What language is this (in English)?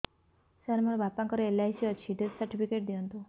Odia